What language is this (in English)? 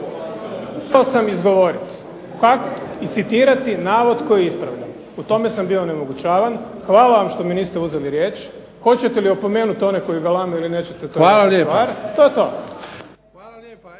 Croatian